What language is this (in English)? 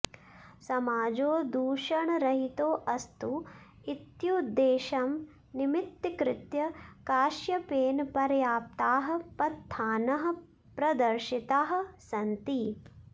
Sanskrit